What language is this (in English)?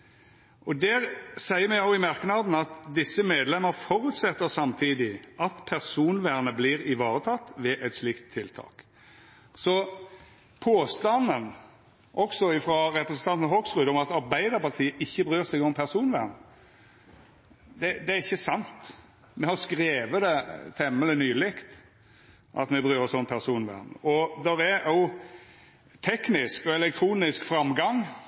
Norwegian Nynorsk